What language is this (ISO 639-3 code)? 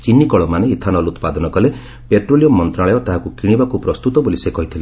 ori